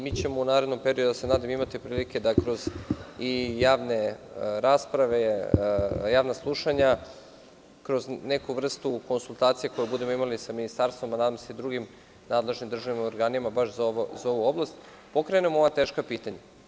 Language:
Serbian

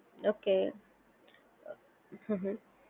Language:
Gujarati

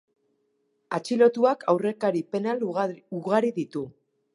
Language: Basque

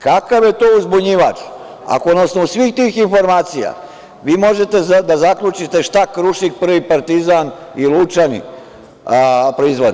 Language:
Serbian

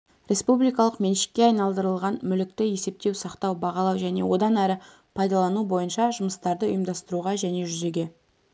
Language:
Kazakh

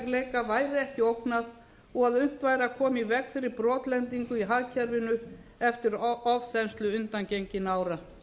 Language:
Icelandic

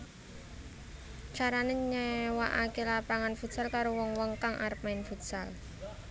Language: Javanese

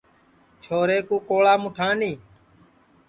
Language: Sansi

